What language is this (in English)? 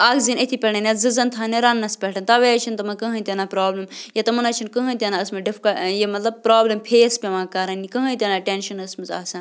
Kashmiri